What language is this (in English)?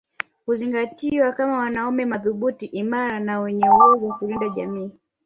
Swahili